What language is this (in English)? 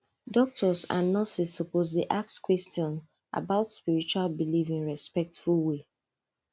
Nigerian Pidgin